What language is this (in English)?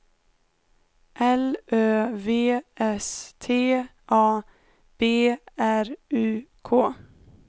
Swedish